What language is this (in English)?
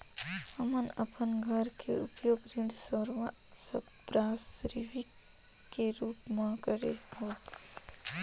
Chhattisgarhi